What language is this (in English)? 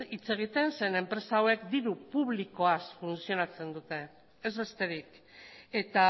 Basque